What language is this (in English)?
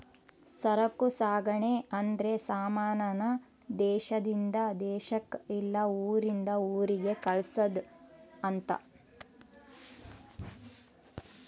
Kannada